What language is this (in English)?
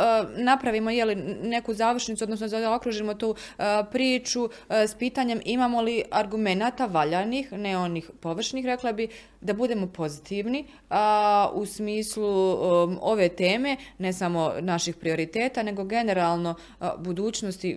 Croatian